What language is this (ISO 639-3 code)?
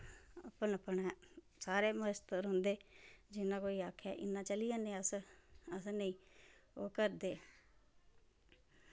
doi